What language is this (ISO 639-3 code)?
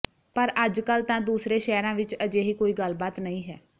pan